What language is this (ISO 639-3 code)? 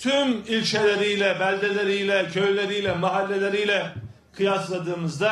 tur